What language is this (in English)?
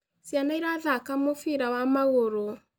Kikuyu